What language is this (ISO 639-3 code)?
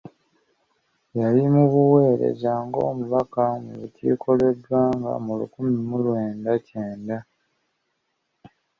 lug